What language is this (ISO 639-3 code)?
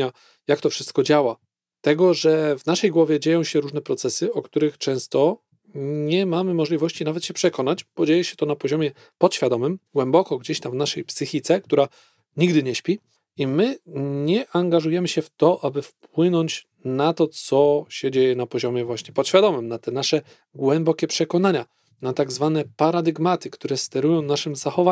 pol